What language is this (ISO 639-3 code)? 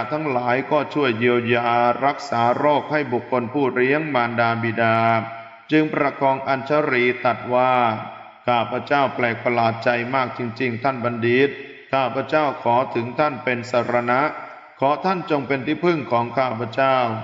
tha